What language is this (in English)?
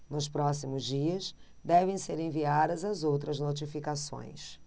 Portuguese